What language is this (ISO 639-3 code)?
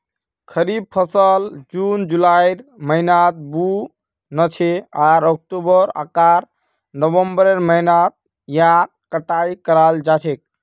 mag